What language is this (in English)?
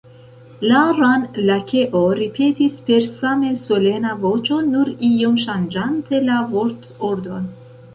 Esperanto